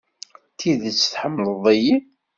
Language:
Kabyle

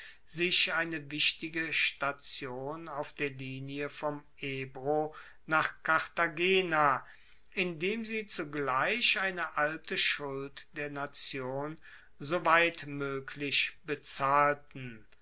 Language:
German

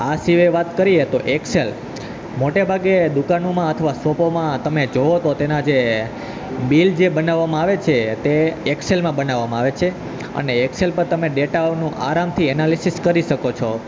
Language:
Gujarati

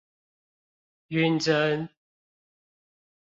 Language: Chinese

